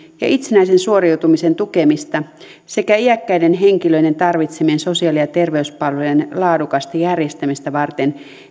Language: Finnish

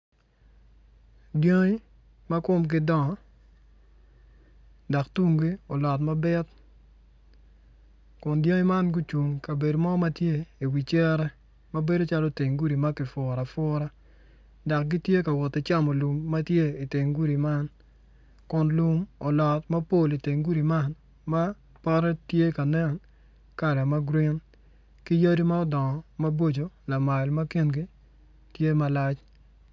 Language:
Acoli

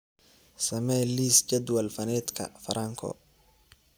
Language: Somali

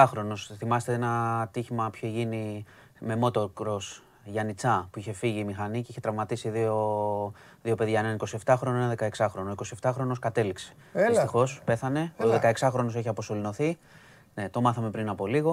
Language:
Greek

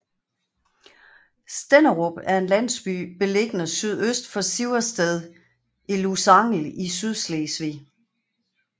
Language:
Danish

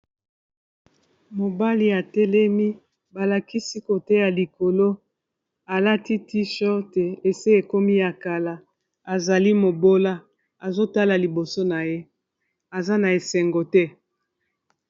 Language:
Lingala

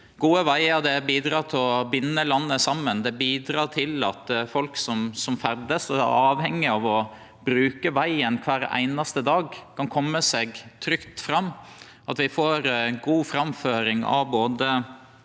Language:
Norwegian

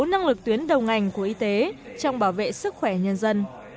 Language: Vietnamese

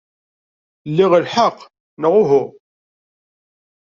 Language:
Kabyle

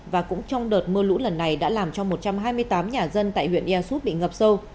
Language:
Vietnamese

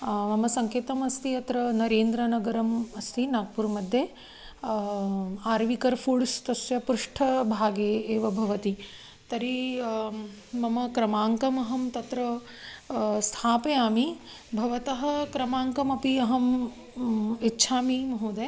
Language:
Sanskrit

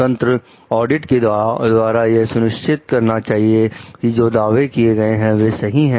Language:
Hindi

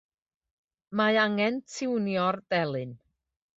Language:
Welsh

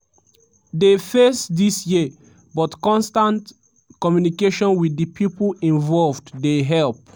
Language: Nigerian Pidgin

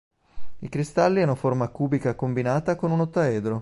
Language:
Italian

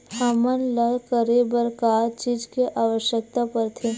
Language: Chhattisgarhi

